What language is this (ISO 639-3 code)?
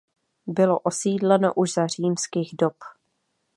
ces